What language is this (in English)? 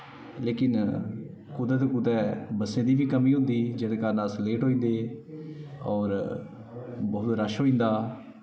Dogri